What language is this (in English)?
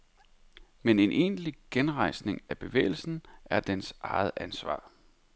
Danish